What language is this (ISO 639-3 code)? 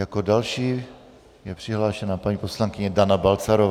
ces